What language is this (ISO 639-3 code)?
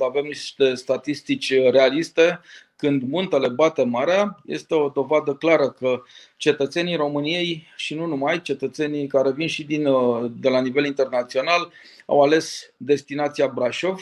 ron